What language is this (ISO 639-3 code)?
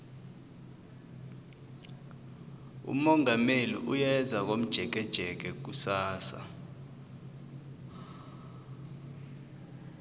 nbl